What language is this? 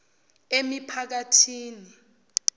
Zulu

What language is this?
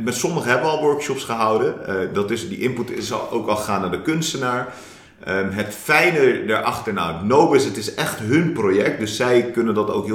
Dutch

